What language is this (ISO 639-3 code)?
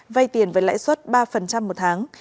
vie